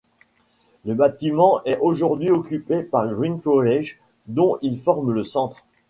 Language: French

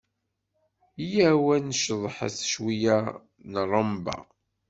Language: Kabyle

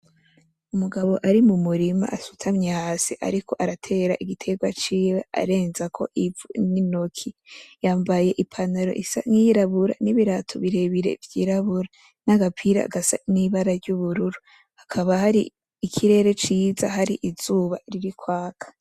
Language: Rundi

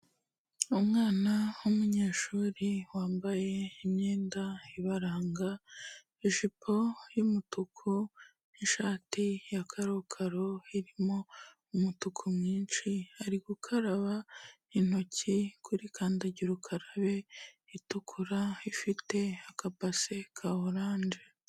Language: Kinyarwanda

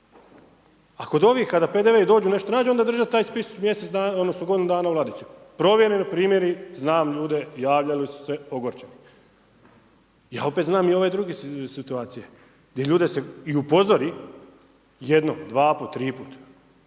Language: Croatian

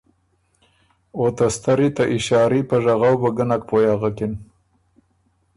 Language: Ormuri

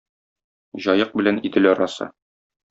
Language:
Tatar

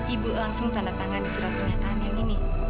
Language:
Indonesian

